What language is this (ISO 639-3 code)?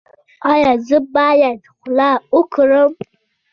pus